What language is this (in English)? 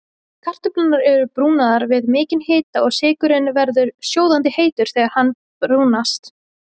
Icelandic